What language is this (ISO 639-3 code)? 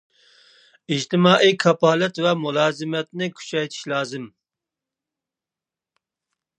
uig